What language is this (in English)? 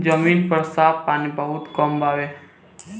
Bhojpuri